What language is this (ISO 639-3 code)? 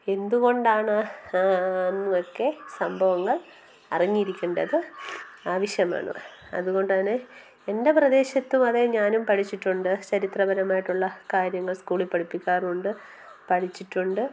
mal